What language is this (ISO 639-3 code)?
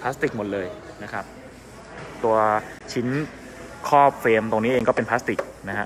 tha